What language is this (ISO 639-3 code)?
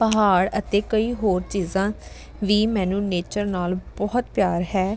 pan